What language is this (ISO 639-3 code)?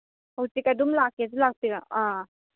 mni